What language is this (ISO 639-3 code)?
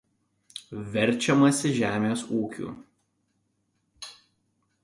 lit